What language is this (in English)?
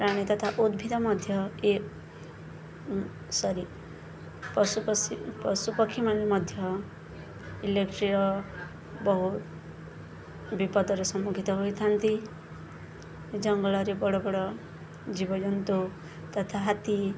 Odia